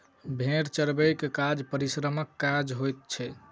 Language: Maithili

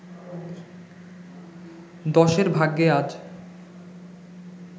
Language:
Bangla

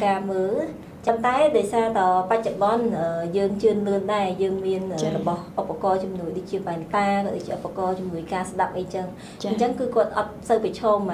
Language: Vietnamese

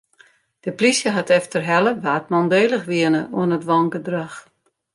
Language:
Western Frisian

